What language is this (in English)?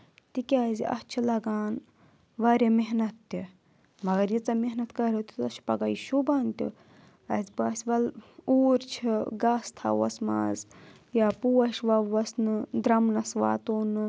Kashmiri